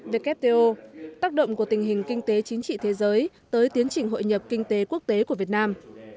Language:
Vietnamese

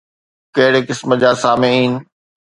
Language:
Sindhi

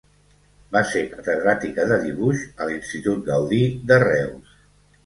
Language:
Catalan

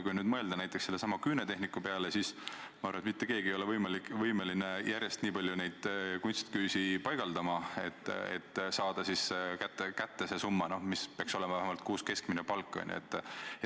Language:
Estonian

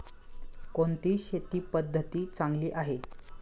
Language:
Marathi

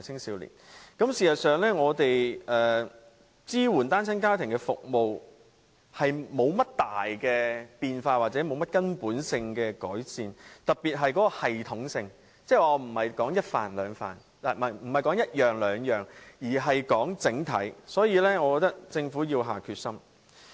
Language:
Cantonese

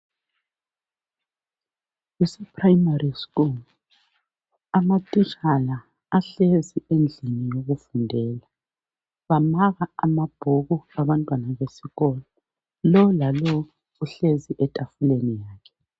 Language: North Ndebele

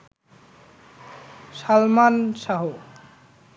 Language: Bangla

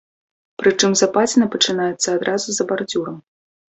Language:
Belarusian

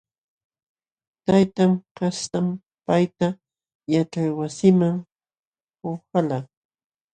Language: Jauja Wanca Quechua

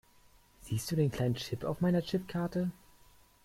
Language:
German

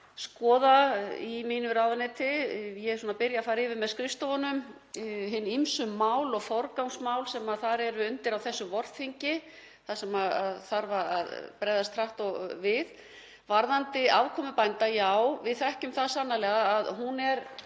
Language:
Icelandic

